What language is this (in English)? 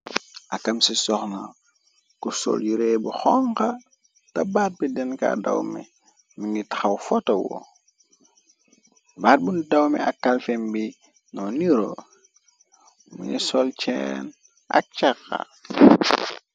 Wolof